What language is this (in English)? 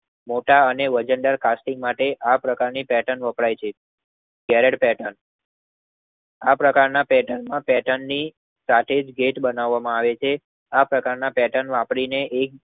Gujarati